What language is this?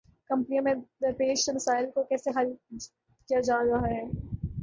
Urdu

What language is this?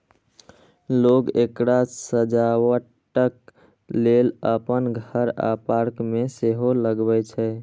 Maithili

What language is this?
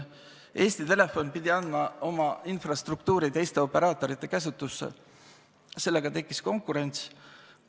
Estonian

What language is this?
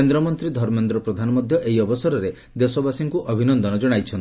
Odia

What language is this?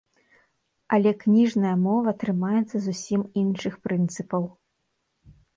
Belarusian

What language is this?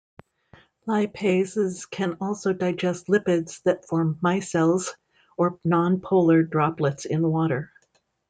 English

